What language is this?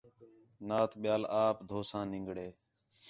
Khetrani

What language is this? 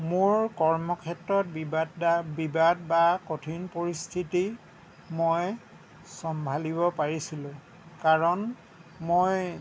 Assamese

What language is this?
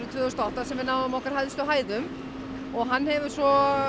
Icelandic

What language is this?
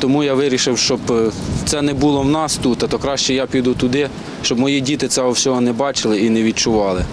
Ukrainian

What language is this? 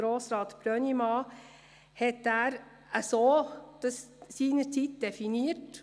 Swiss German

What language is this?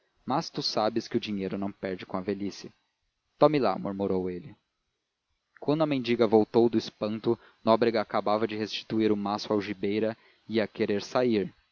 Portuguese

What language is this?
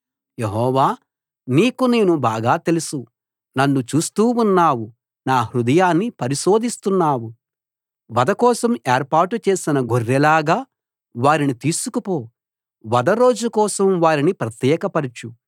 Telugu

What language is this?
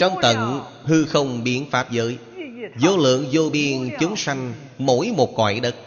Vietnamese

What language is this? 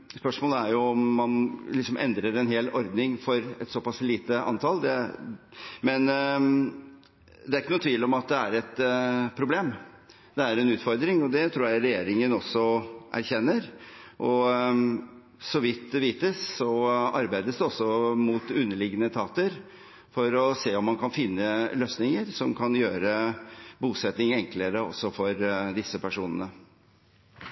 Norwegian Bokmål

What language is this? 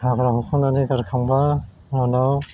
Bodo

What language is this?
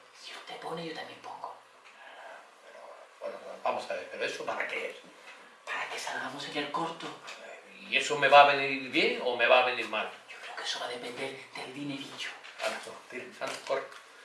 Spanish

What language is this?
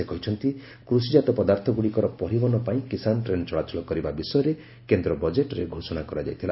Odia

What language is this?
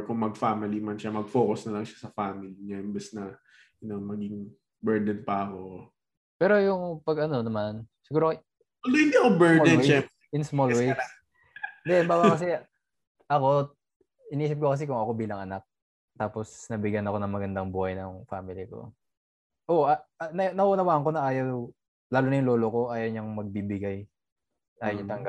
Filipino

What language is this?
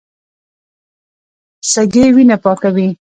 Pashto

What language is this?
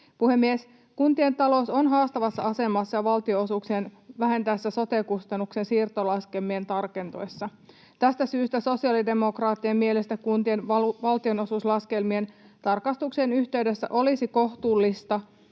Finnish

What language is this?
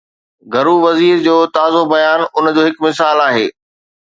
Sindhi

